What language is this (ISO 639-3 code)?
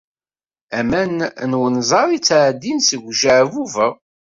kab